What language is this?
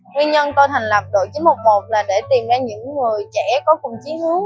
Vietnamese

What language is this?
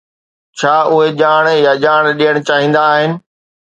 Sindhi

